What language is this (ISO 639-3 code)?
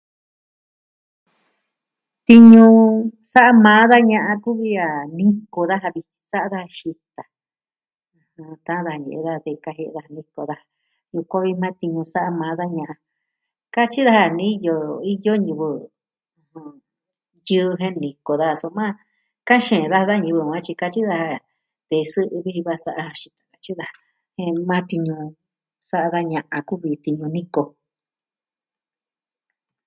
meh